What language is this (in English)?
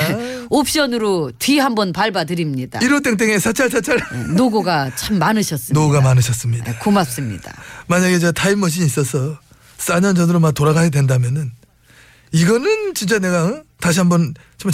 Korean